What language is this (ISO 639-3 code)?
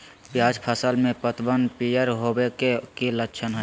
mag